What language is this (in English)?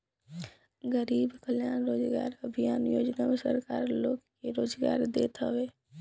Bhojpuri